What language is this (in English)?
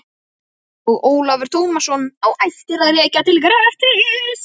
Icelandic